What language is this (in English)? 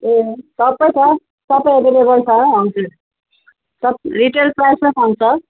Nepali